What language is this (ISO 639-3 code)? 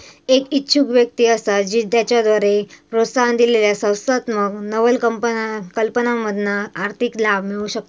mar